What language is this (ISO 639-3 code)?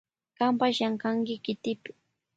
qvj